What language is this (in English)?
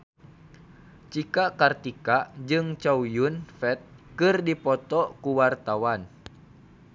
Sundanese